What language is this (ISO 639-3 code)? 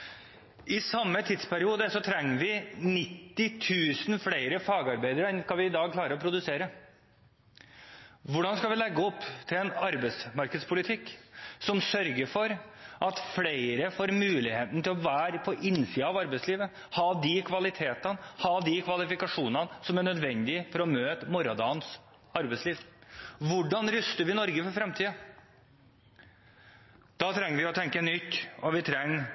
nob